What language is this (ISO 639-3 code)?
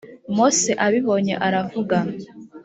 kin